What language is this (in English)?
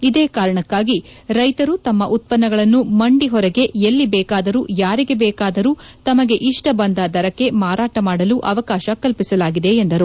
Kannada